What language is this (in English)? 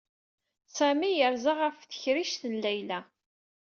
Kabyle